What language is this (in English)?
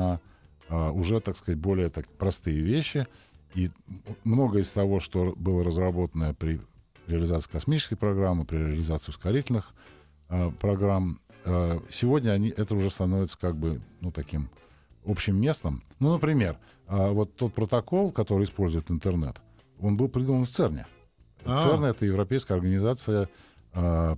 Russian